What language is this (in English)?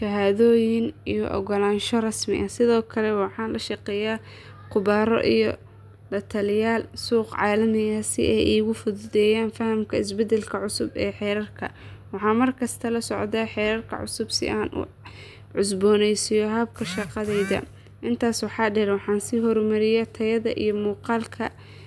Somali